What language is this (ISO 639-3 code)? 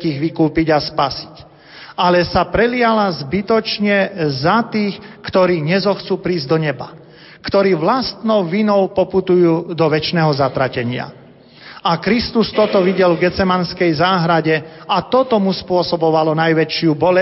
slk